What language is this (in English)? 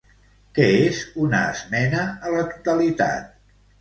Catalan